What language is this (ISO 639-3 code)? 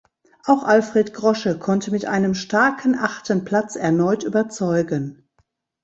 deu